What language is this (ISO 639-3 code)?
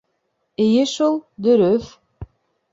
bak